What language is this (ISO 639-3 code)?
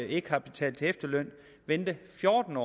dan